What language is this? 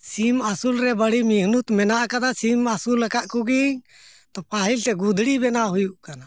Santali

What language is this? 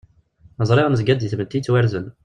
Kabyle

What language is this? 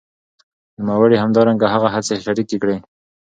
Pashto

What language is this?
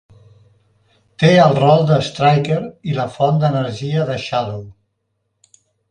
Catalan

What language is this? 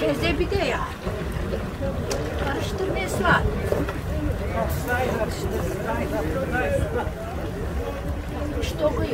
Turkish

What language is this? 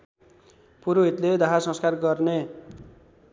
Nepali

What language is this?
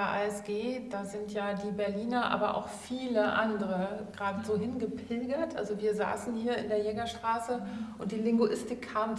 German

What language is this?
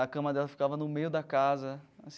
Portuguese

